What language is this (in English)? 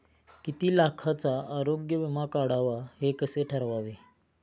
Marathi